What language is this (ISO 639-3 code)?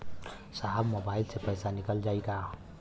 bho